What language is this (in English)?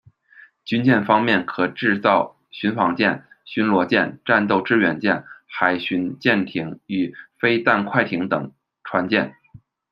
Chinese